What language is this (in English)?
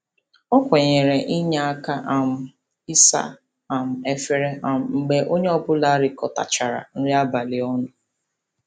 Igbo